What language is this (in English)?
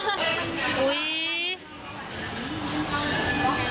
Thai